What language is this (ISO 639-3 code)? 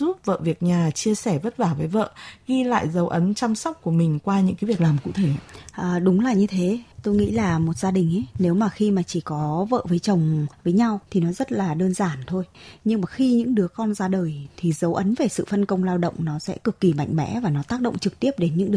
vie